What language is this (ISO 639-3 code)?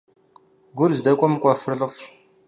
kbd